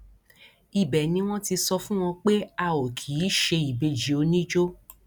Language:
Yoruba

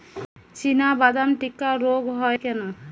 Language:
Bangla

